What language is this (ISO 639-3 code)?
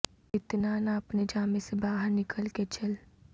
urd